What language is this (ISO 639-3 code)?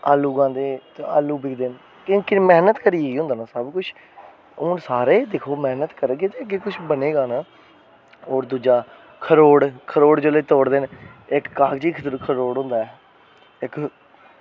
doi